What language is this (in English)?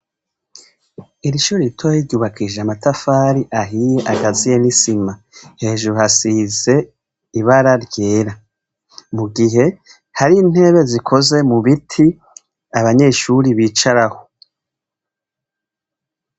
Rundi